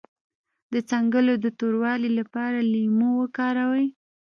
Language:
Pashto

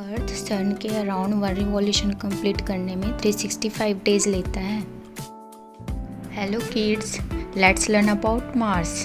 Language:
Hindi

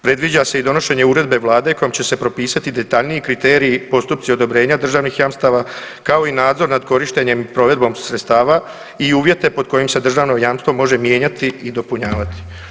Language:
Croatian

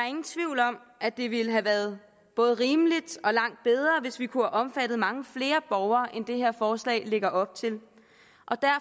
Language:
Danish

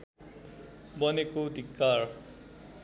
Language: Nepali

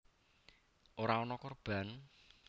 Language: Javanese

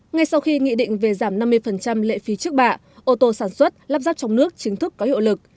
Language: Vietnamese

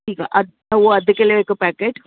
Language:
Sindhi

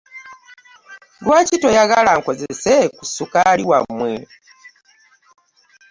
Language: Ganda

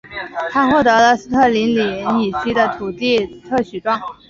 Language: Chinese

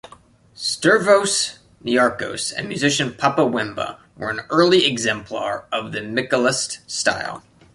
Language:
English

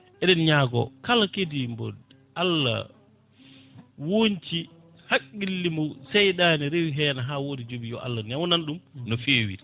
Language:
Fula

